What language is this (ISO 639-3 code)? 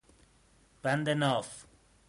fas